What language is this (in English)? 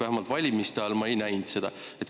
Estonian